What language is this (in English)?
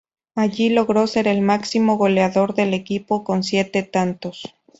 Spanish